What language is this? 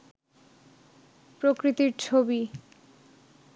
Bangla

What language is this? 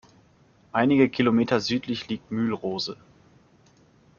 German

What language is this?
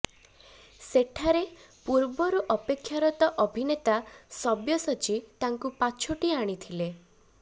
Odia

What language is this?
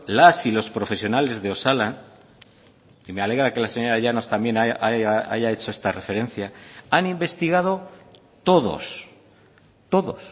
Spanish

